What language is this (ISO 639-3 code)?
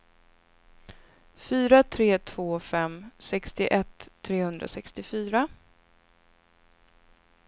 swe